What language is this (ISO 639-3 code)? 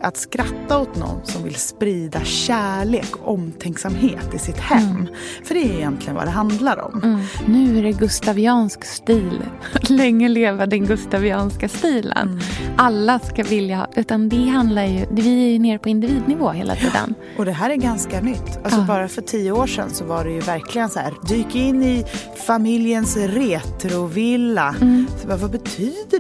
swe